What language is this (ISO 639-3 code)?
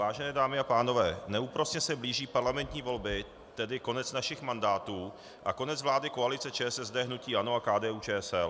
ces